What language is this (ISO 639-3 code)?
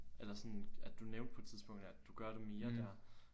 dan